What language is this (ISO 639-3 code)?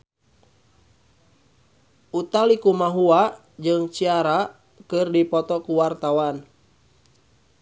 sun